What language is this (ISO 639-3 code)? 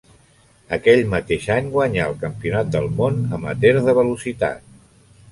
cat